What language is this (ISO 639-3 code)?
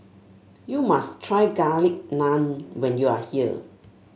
eng